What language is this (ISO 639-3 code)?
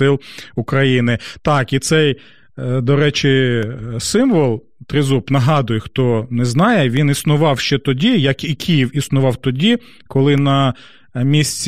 ukr